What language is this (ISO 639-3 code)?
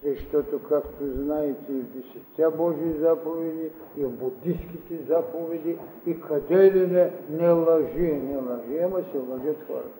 bul